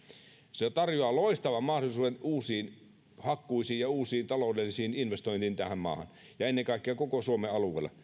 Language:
Finnish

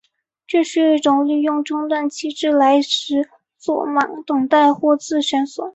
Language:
Chinese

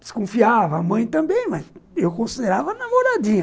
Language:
Portuguese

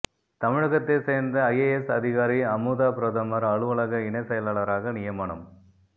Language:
Tamil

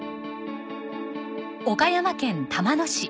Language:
Japanese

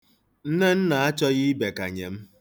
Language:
Igbo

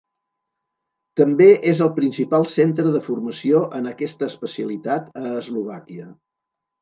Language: Catalan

